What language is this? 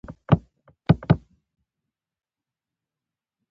Pashto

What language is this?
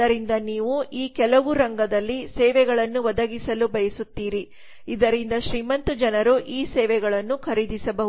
Kannada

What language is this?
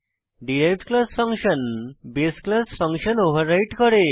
Bangla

